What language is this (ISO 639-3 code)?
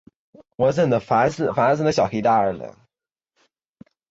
zho